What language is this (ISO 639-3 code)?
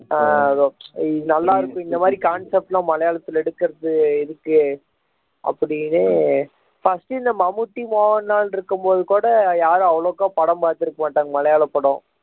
tam